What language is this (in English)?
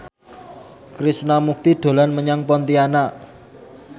Javanese